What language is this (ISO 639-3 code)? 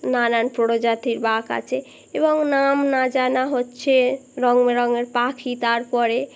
ben